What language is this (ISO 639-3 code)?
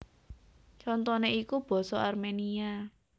jav